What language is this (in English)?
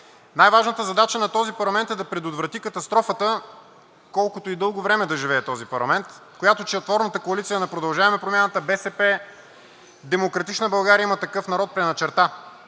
Bulgarian